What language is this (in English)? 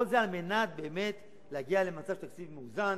Hebrew